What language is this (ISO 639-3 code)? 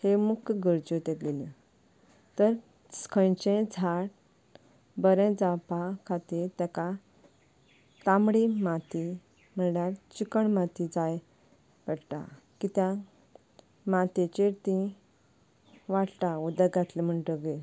kok